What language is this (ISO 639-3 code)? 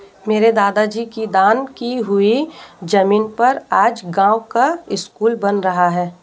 hin